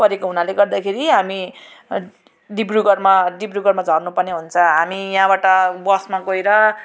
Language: Nepali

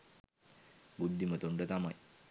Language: Sinhala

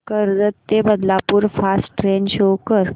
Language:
Marathi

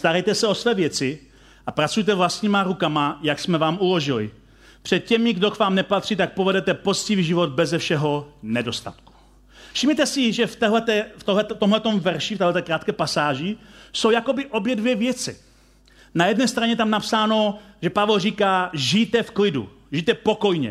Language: Czech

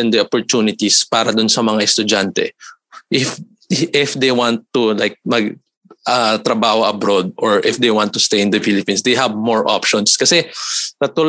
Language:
Filipino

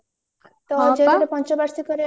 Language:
Odia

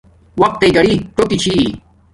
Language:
Domaaki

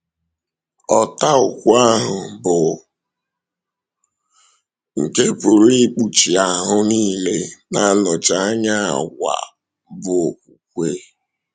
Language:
Igbo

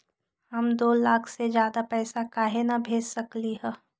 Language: Magahi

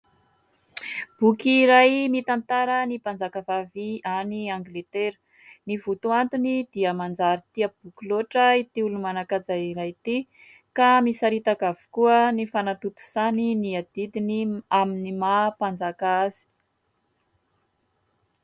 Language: Malagasy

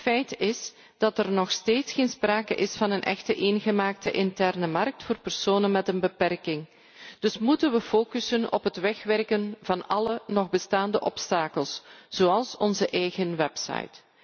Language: Dutch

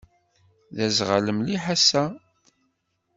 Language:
Kabyle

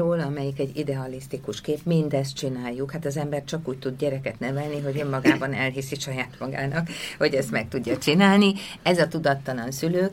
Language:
Hungarian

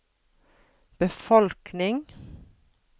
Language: Norwegian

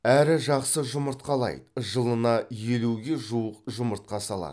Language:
Kazakh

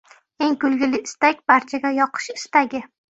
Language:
Uzbek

